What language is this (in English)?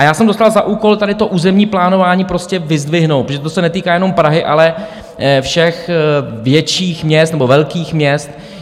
Czech